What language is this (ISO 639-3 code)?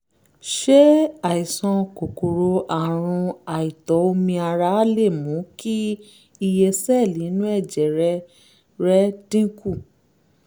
yor